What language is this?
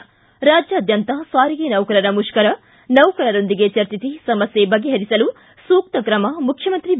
Kannada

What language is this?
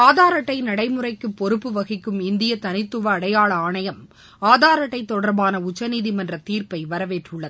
Tamil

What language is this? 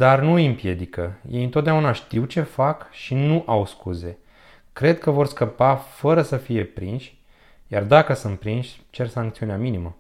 Romanian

